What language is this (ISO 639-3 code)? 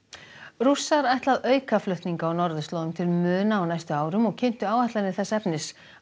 isl